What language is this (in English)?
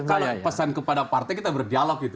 Indonesian